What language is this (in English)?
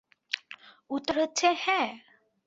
Bangla